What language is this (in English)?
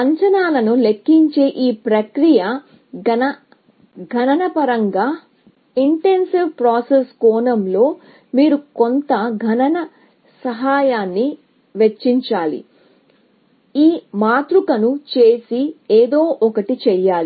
Telugu